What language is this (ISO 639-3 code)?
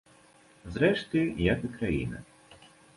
bel